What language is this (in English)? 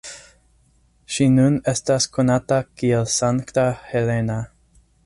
Esperanto